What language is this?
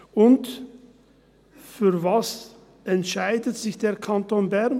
Swiss German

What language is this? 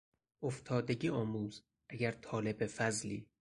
Persian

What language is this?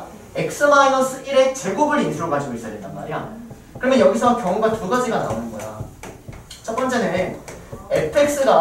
Korean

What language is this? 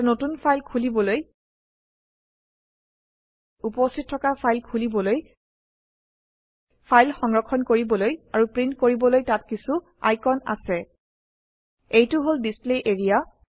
Assamese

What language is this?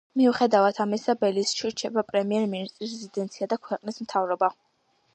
Georgian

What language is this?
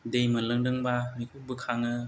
Bodo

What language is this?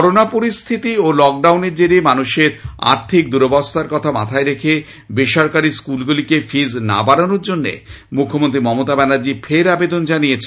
Bangla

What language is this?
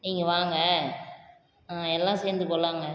Tamil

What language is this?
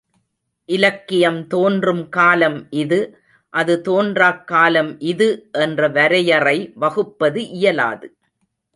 Tamil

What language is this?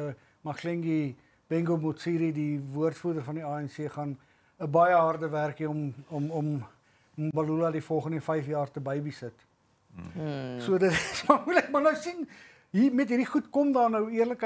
Dutch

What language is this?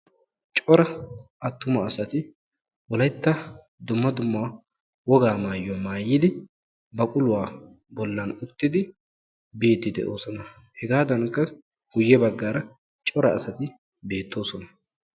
Wolaytta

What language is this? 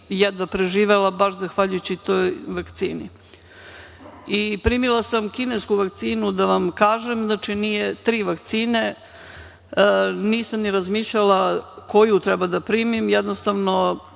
Serbian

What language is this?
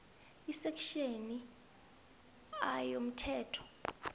South Ndebele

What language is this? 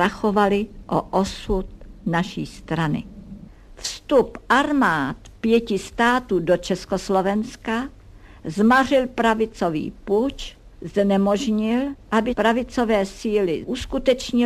Czech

